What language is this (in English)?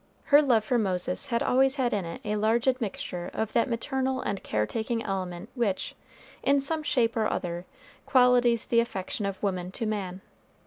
English